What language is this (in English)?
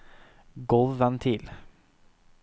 Norwegian